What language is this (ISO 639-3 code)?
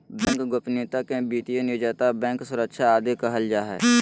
mag